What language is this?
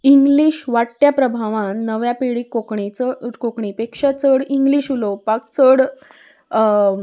Konkani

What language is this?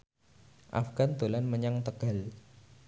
Javanese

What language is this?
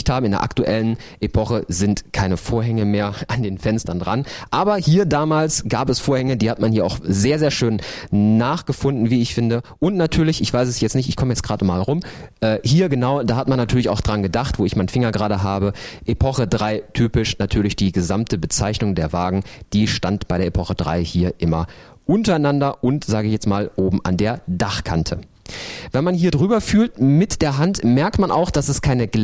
German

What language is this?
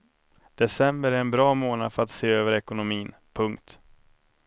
Swedish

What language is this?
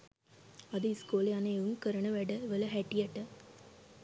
Sinhala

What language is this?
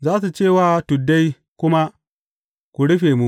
Hausa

